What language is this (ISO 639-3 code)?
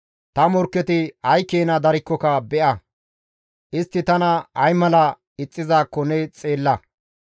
gmv